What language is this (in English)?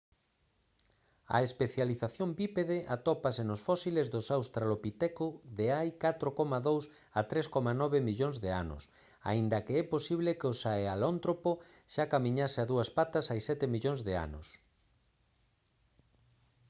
Galician